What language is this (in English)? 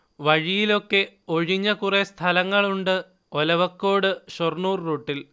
Malayalam